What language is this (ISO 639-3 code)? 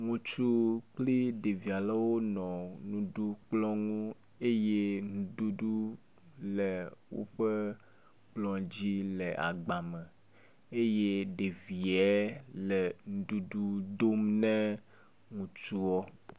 ewe